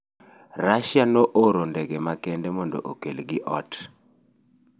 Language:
Luo (Kenya and Tanzania)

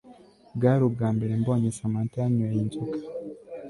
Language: Kinyarwanda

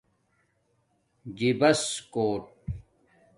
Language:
Domaaki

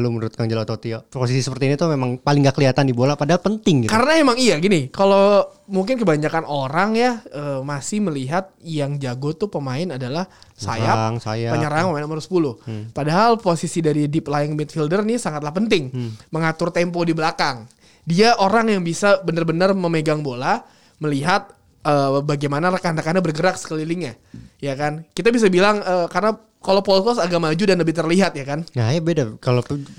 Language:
Indonesian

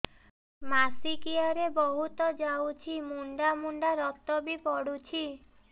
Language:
Odia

